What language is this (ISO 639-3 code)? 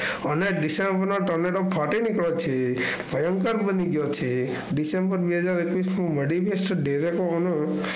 guj